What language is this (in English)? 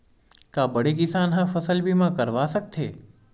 Chhattisgarhi